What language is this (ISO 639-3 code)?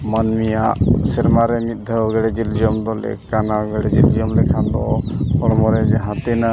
sat